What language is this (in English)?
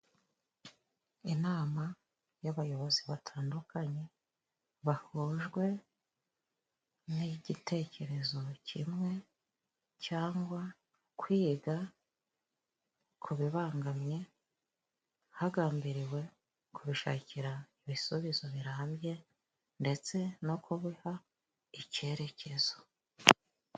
Kinyarwanda